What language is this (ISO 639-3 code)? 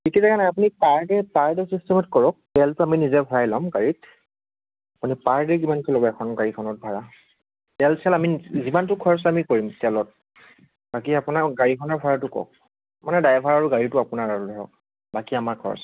asm